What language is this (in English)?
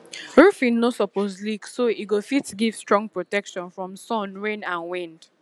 Nigerian Pidgin